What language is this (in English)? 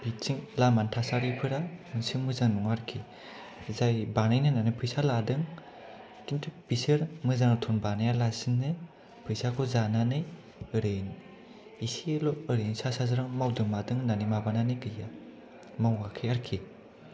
Bodo